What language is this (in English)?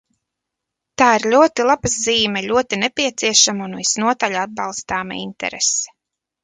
Latvian